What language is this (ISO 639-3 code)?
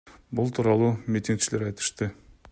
kir